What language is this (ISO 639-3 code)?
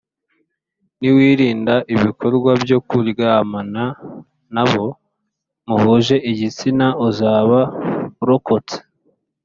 kin